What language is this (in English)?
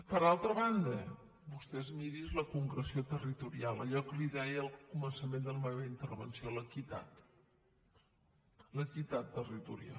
Catalan